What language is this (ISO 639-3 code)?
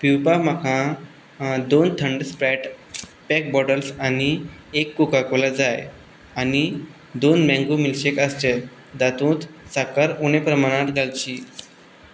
kok